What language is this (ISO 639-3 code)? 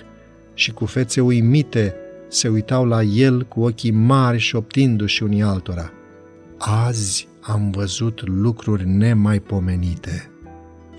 ron